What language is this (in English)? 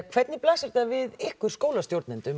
Icelandic